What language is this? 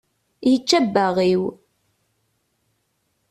Kabyle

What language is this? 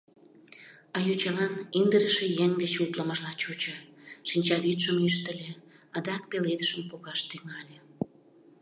Mari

